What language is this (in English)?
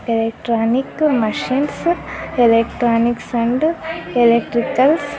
Kannada